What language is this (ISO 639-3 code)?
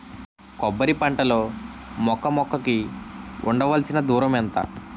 tel